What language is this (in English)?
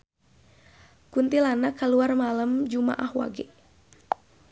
Sundanese